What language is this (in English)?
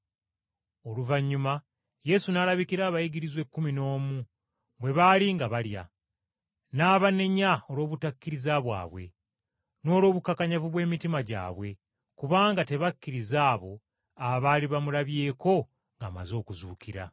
Ganda